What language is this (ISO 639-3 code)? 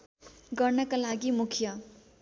nep